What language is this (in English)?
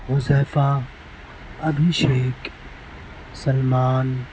Urdu